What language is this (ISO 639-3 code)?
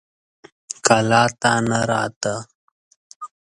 pus